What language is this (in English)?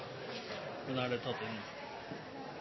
Norwegian Bokmål